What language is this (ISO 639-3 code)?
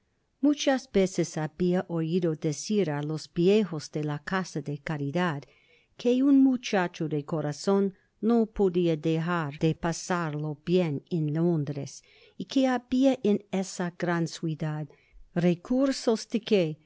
spa